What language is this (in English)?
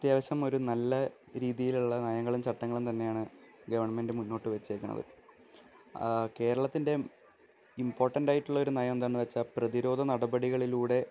Malayalam